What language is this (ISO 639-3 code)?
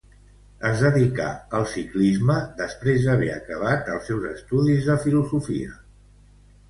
cat